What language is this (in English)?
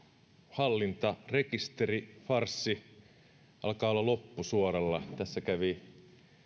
Finnish